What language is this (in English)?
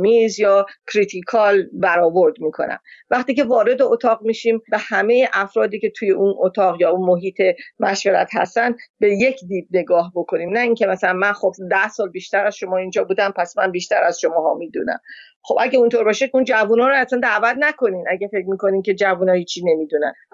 Persian